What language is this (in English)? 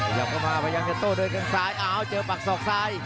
Thai